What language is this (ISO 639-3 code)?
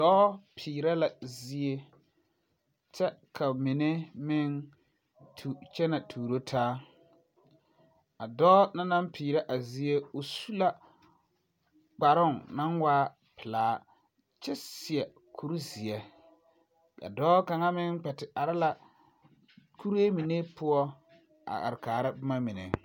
dga